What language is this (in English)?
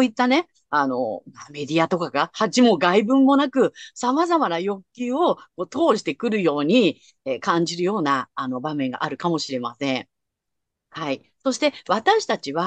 Japanese